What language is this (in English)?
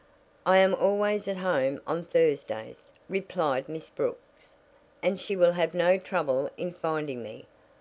English